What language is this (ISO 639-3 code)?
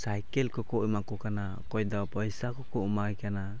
sat